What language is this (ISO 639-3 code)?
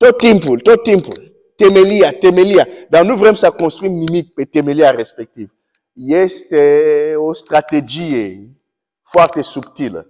ron